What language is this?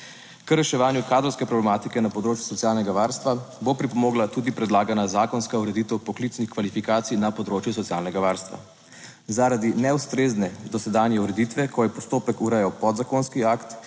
Slovenian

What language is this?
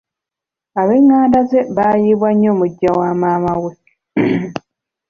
Ganda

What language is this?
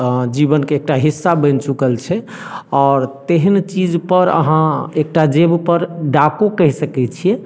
Maithili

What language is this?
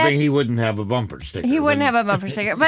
English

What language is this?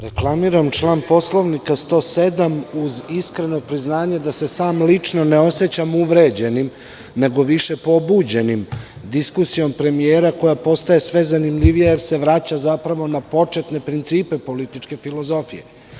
Serbian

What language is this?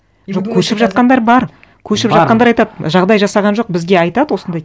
Kazakh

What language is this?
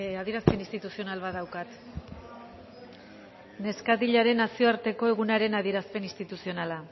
Basque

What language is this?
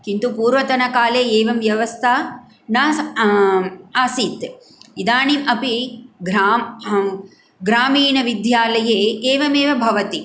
Sanskrit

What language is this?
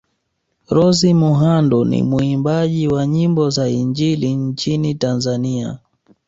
Swahili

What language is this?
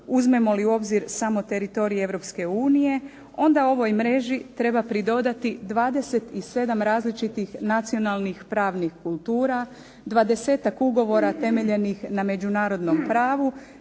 Croatian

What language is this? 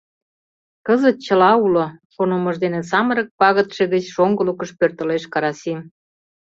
Mari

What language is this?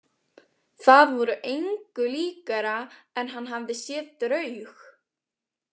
Icelandic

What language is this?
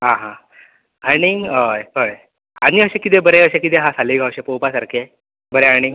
Konkani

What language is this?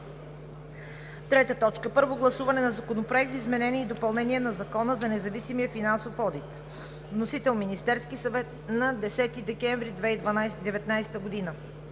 Bulgarian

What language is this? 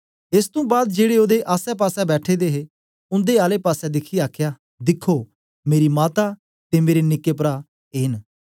Dogri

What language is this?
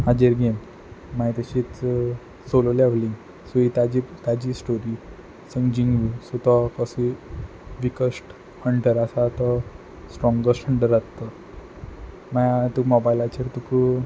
Konkani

